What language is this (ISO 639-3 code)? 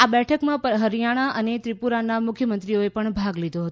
guj